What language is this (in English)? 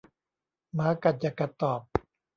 Thai